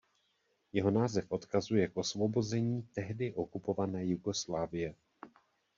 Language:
Czech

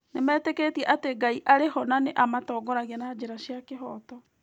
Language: Kikuyu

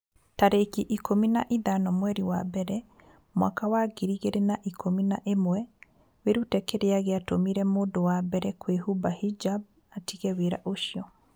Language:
Kikuyu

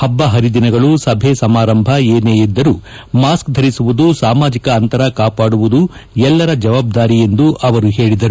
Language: Kannada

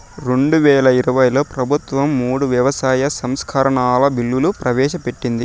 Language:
Telugu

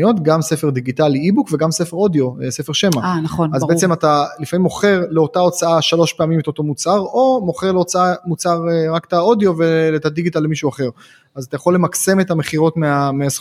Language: Hebrew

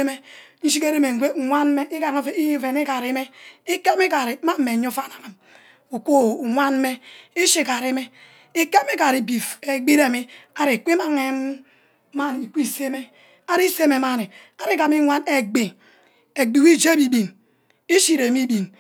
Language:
Ubaghara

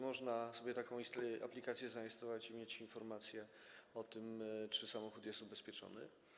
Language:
Polish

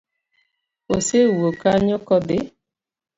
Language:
Luo (Kenya and Tanzania)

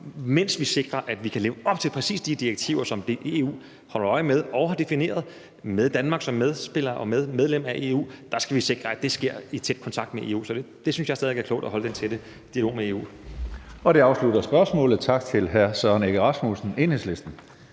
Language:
Danish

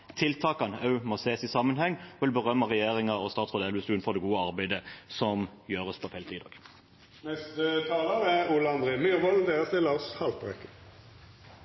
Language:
Norwegian Bokmål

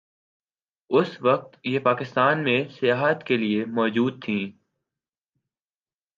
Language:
Urdu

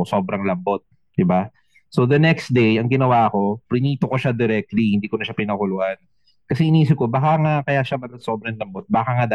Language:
Filipino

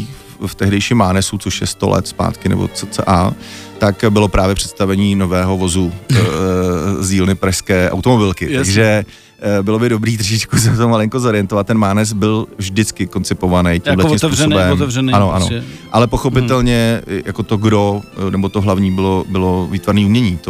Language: Czech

